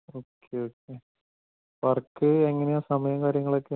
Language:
Malayalam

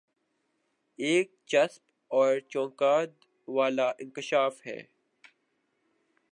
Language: Urdu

